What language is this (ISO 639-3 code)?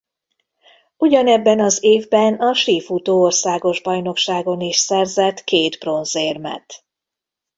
hun